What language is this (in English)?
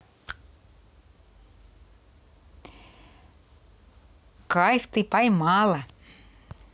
Russian